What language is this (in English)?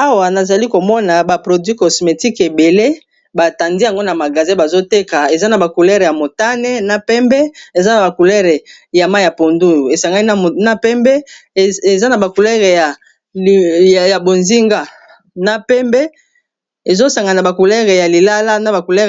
Lingala